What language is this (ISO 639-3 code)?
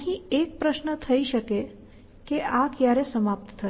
guj